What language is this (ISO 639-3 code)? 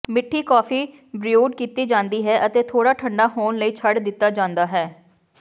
pan